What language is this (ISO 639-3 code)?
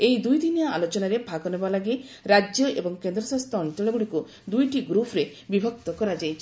ori